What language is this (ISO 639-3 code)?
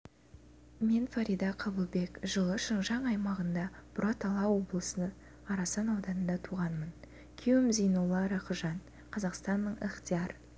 kaz